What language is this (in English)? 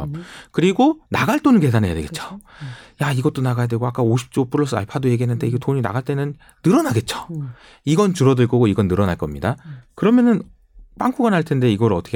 Korean